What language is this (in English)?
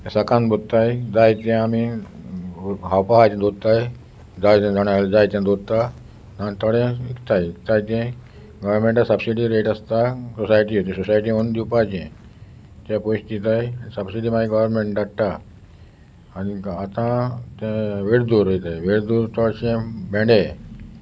Konkani